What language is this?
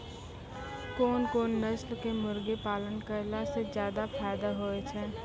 Maithili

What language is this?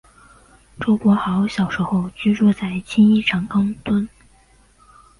Chinese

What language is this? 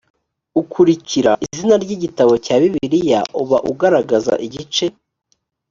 Kinyarwanda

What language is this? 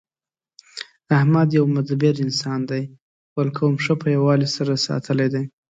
Pashto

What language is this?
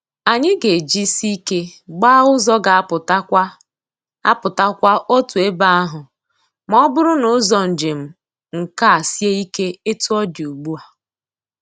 Igbo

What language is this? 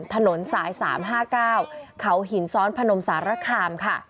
Thai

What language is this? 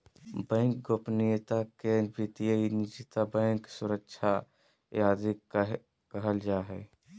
Magahi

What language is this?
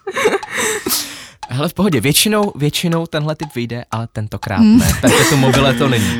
Czech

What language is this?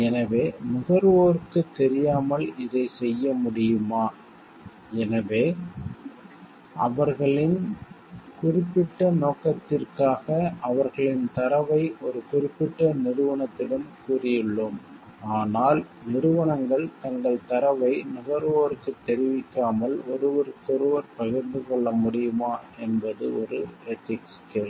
Tamil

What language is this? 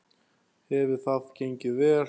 Icelandic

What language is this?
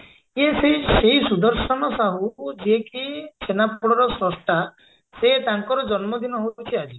Odia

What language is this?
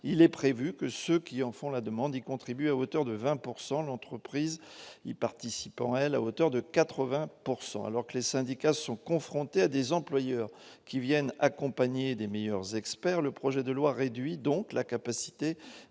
French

